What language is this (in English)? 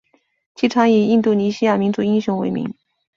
Chinese